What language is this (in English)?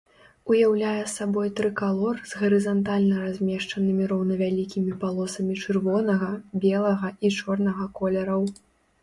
Belarusian